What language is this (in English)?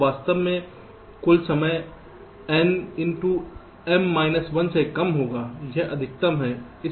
Hindi